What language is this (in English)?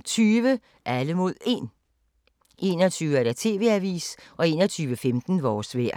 Danish